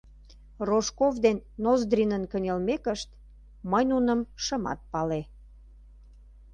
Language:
Mari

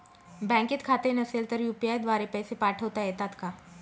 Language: Marathi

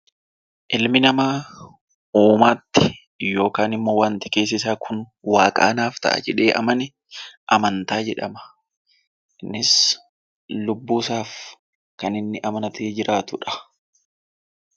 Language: Oromo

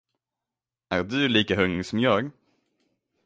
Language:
Swedish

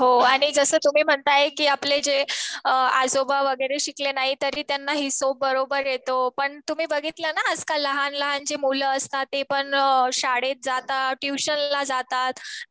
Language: Marathi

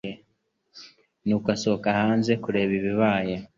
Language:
Kinyarwanda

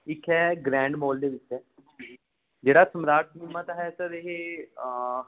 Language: Punjabi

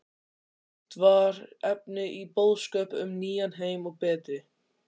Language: Icelandic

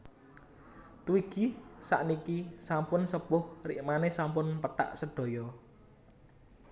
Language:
Javanese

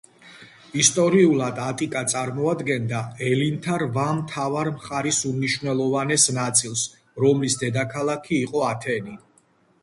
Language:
Georgian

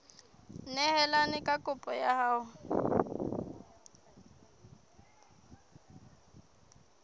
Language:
Southern Sotho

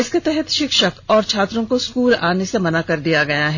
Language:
Hindi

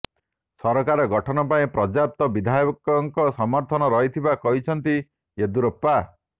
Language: Odia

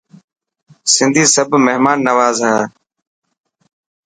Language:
Dhatki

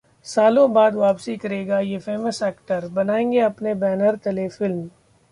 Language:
Hindi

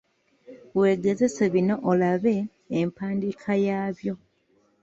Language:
Ganda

